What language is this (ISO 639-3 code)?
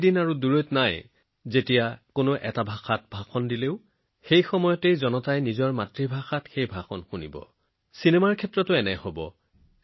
asm